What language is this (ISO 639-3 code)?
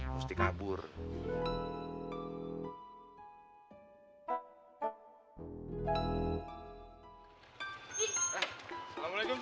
ind